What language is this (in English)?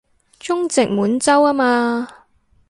Cantonese